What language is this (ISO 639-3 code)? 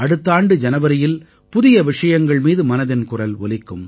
tam